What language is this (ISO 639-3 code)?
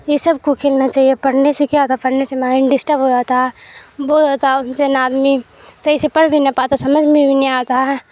urd